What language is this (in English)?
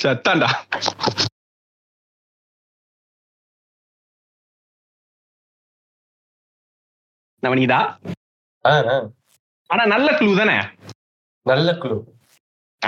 Tamil